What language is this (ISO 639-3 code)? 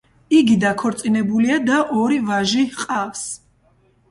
kat